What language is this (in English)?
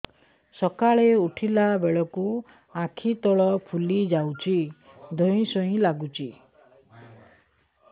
Odia